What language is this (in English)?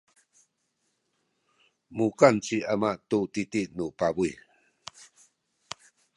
Sakizaya